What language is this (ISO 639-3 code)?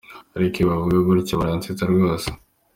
kin